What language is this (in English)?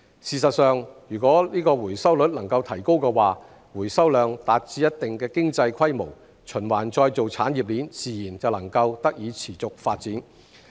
Cantonese